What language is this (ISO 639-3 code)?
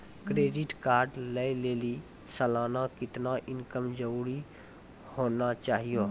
mai